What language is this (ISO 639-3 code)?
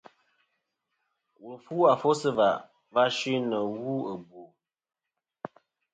bkm